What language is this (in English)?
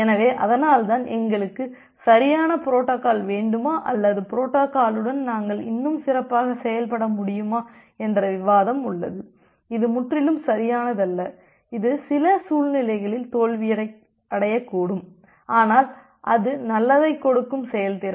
Tamil